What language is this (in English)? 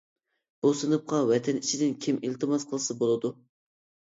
Uyghur